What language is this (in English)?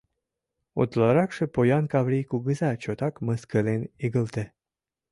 Mari